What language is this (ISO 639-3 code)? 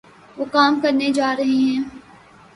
urd